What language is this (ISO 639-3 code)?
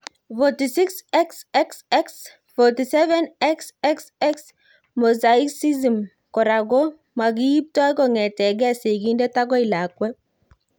kln